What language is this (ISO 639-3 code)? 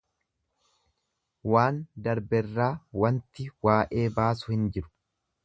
orm